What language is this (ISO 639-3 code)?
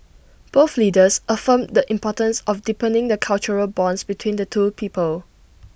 eng